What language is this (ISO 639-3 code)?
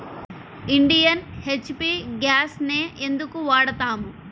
tel